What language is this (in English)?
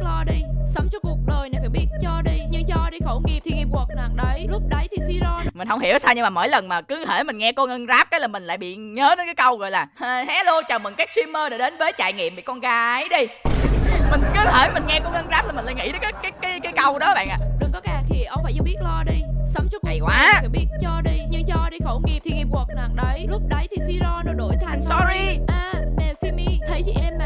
Vietnamese